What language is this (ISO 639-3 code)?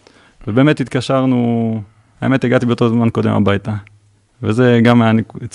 heb